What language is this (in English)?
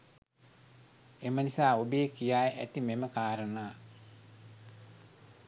Sinhala